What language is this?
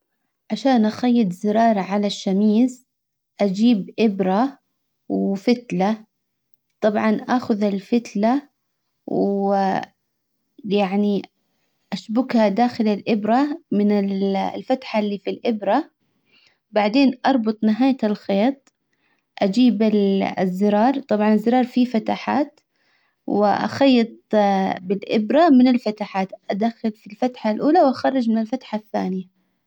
Hijazi Arabic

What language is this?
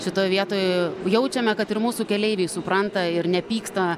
Lithuanian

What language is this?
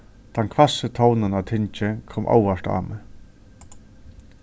Faroese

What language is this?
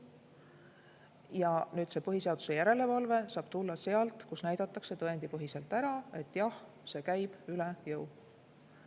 Estonian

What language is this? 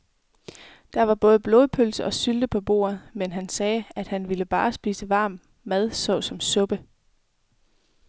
Danish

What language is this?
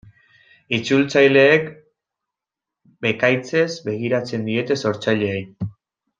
Basque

